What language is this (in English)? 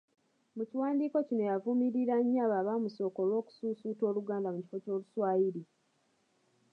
Ganda